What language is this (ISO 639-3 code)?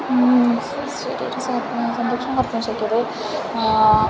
san